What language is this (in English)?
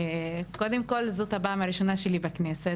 Hebrew